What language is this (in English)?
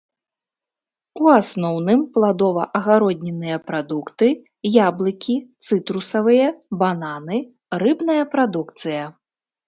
Belarusian